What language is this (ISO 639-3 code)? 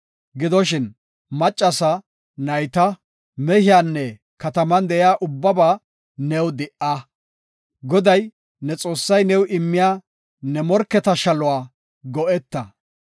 gof